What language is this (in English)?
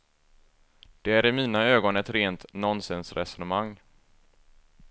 Swedish